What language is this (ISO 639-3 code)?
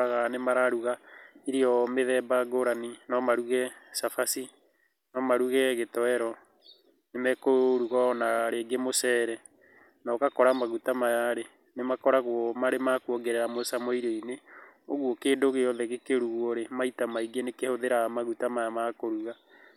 kik